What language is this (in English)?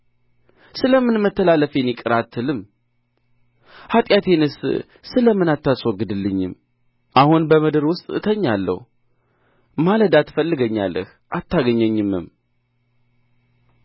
Amharic